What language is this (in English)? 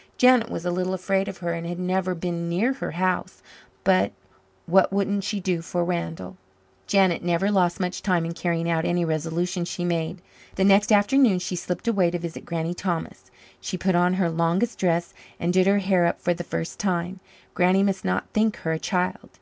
English